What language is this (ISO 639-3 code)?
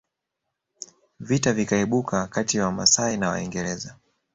swa